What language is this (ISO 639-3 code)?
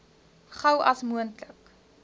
afr